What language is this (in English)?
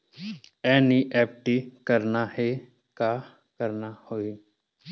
Chhattisgarhi